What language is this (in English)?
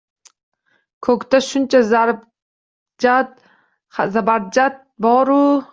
Uzbek